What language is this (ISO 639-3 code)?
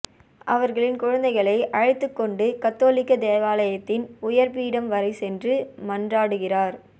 tam